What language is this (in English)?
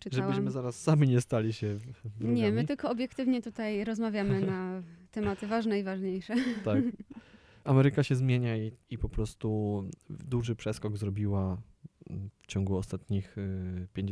Polish